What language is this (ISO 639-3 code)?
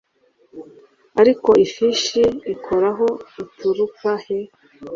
kin